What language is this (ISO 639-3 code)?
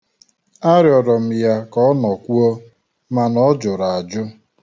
ibo